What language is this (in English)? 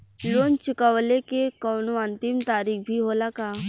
Bhojpuri